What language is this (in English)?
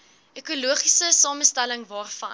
Afrikaans